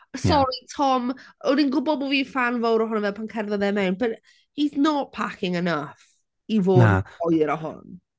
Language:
Welsh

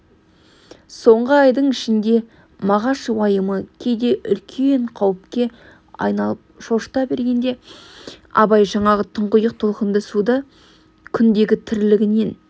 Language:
Kazakh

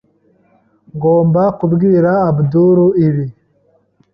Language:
Kinyarwanda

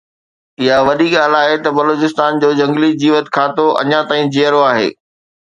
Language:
Sindhi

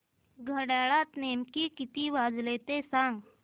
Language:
Marathi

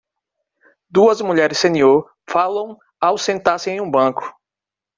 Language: Portuguese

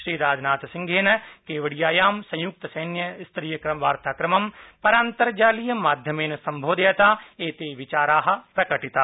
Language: Sanskrit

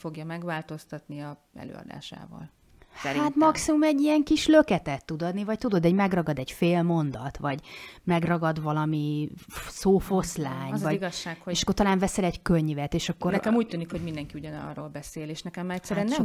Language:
Hungarian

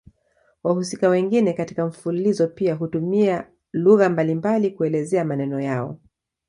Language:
Swahili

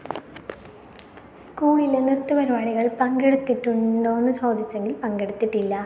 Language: Malayalam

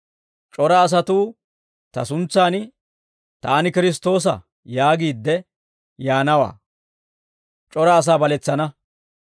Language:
Dawro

